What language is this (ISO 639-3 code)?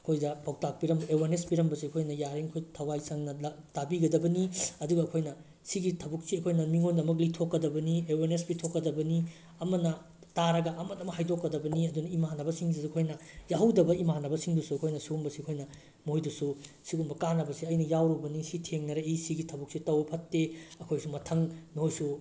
mni